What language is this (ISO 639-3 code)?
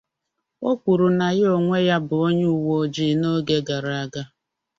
ibo